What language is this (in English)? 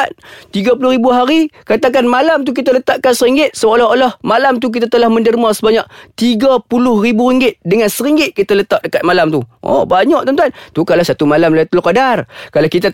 Malay